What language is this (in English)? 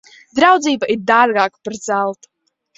Latvian